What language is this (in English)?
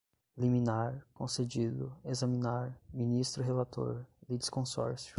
Portuguese